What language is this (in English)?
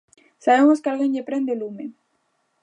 Galician